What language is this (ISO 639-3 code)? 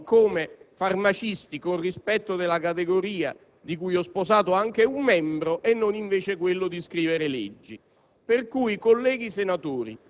ita